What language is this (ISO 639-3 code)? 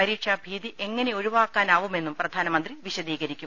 mal